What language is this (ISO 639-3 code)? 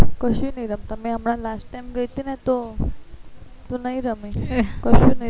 guj